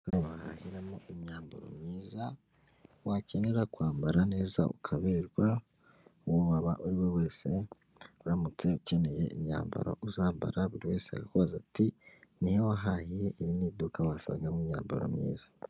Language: Kinyarwanda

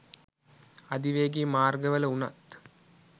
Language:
Sinhala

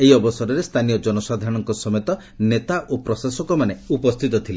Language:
Odia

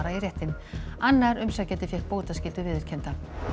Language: Icelandic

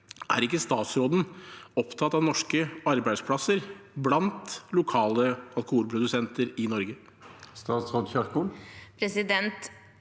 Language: Norwegian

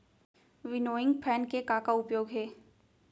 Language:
Chhattisgarhi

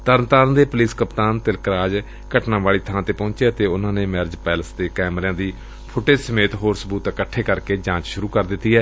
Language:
Punjabi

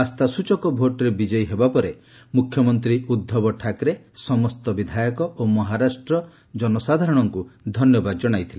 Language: Odia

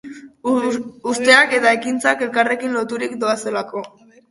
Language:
Basque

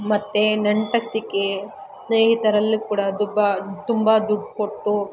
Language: Kannada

